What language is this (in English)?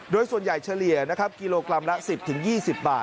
Thai